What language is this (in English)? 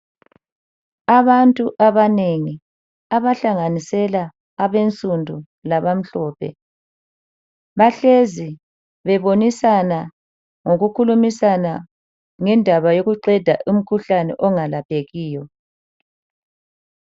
North Ndebele